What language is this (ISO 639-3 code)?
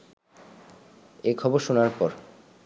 ben